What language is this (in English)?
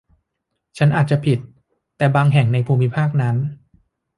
Thai